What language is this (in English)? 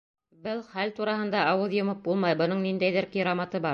Bashkir